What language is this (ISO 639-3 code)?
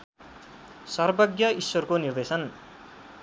nep